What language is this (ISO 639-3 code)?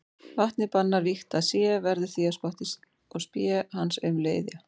isl